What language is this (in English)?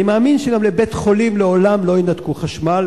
Hebrew